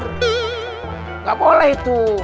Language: Indonesian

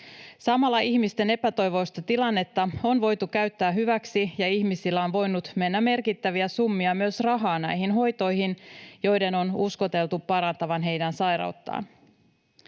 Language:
Finnish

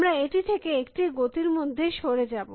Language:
Bangla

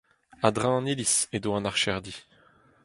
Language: Breton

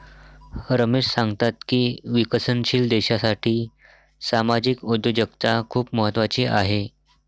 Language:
Marathi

